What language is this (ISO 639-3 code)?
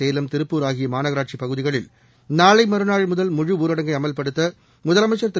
tam